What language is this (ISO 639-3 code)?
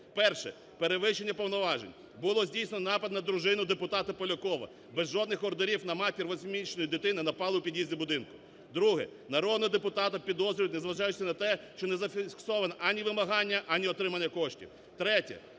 ukr